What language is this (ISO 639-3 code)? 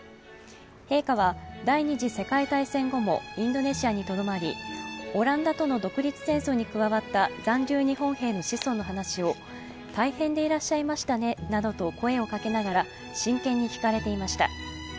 jpn